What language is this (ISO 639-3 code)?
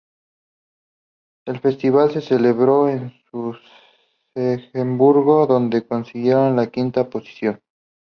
spa